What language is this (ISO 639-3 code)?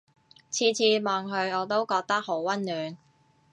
yue